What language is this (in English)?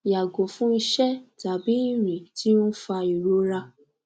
Yoruba